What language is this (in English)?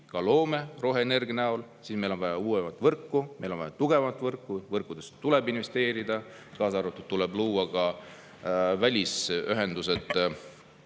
Estonian